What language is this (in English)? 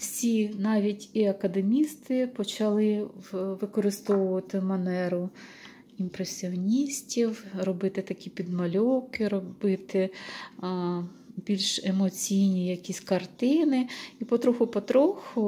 Ukrainian